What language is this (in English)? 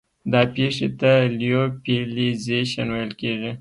Pashto